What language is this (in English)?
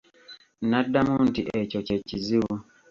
Ganda